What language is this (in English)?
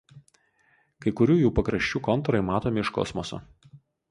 Lithuanian